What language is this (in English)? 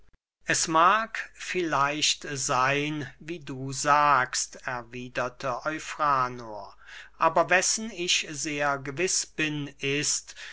German